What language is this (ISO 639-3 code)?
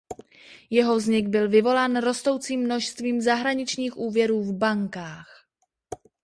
ces